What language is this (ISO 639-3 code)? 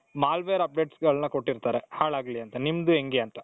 kan